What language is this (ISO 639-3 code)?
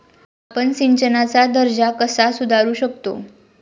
mar